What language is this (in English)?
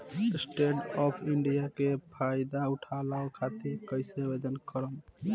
Bhojpuri